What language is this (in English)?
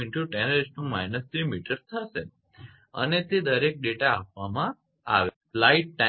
Gujarati